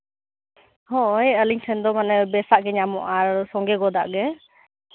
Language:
Santali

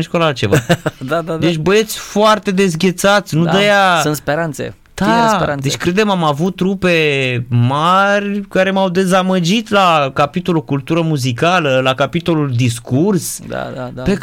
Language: Romanian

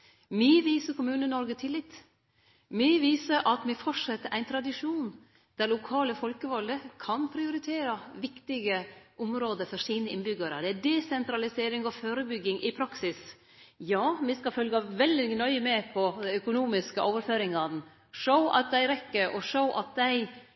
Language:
Norwegian Nynorsk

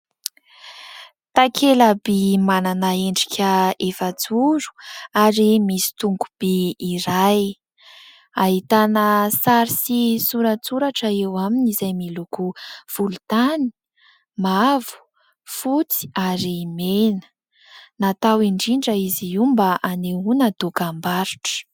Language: Malagasy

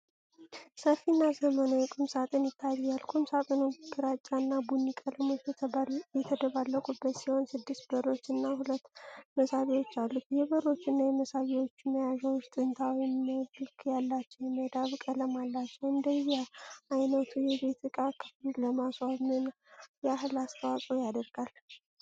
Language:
Amharic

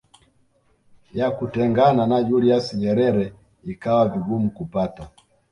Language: Swahili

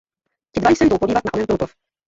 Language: Czech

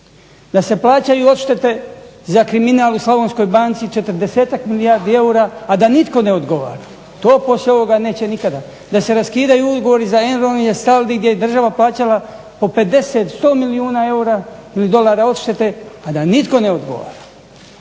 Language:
Croatian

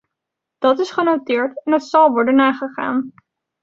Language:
Dutch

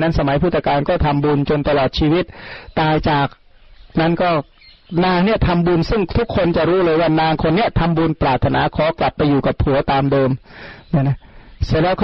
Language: Thai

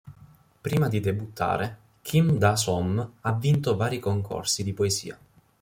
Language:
Italian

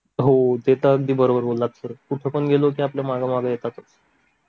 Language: Marathi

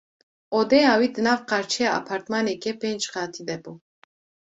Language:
Kurdish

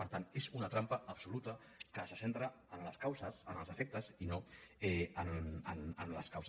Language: Catalan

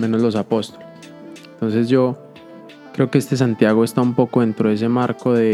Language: Spanish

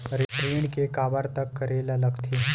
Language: Chhattisgarhi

